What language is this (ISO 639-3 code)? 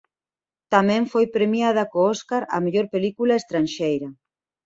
glg